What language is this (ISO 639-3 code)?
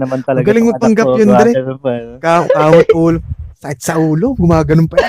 fil